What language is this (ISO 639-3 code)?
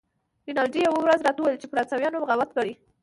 pus